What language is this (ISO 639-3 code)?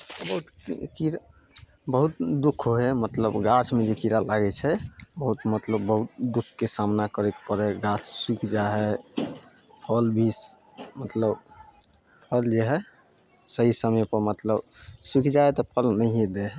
mai